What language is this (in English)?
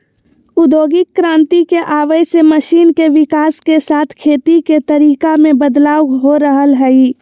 Magahi